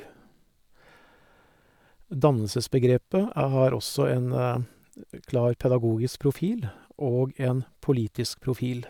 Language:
Norwegian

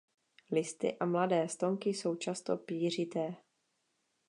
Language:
Czech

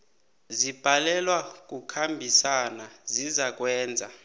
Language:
South Ndebele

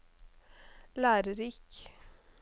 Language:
Norwegian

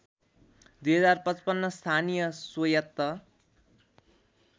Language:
Nepali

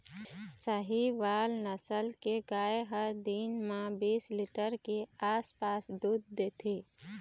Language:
Chhattisgarhi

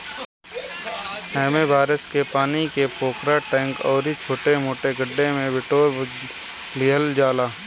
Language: Bhojpuri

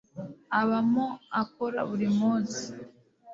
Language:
Kinyarwanda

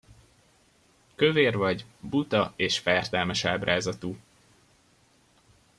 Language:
Hungarian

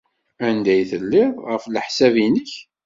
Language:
Kabyle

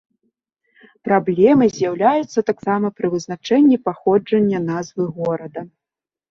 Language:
Belarusian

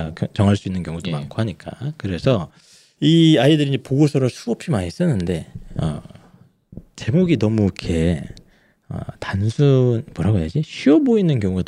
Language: Korean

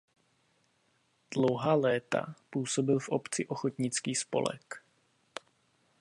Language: Czech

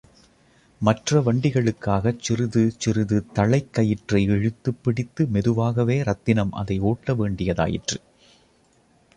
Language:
Tamil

